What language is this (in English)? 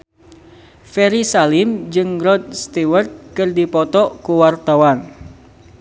Sundanese